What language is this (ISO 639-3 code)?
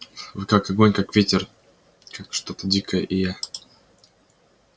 rus